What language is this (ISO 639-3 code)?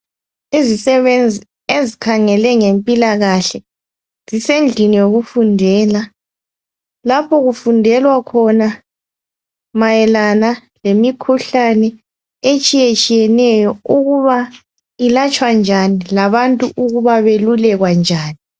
nde